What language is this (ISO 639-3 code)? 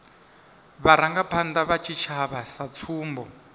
ven